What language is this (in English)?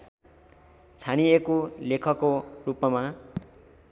Nepali